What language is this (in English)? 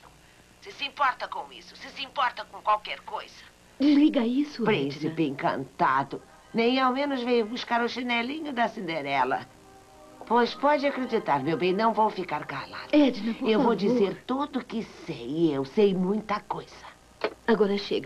Portuguese